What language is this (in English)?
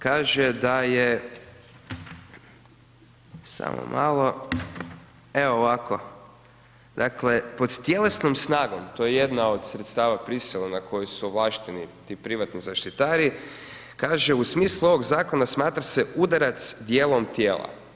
Croatian